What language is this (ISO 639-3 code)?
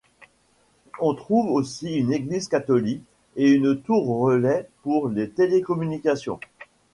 fra